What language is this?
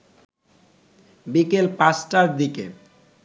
Bangla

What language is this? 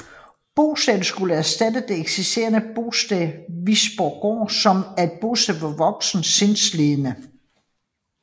Danish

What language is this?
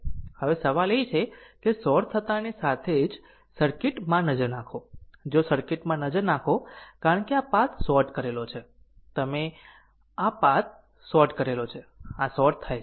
Gujarati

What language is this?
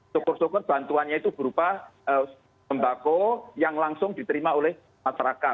Indonesian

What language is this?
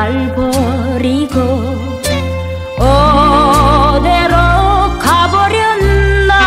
Korean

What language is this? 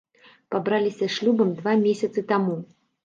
Belarusian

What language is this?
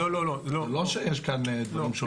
Hebrew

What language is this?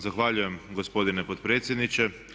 Croatian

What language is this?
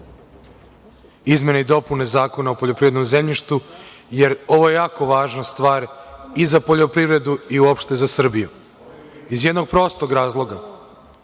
Serbian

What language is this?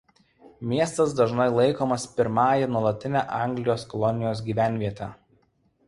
Lithuanian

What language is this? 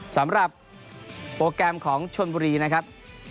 Thai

